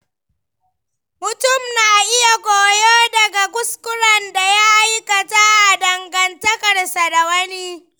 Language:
Hausa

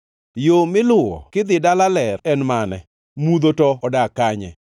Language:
Luo (Kenya and Tanzania)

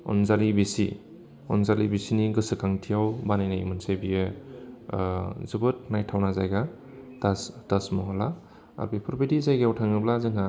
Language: Bodo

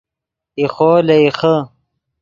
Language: Yidgha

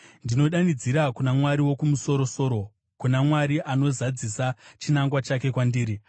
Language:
Shona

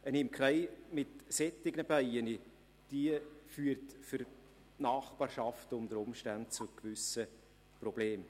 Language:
Swiss German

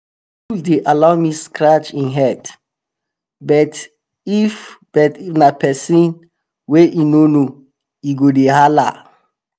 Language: Nigerian Pidgin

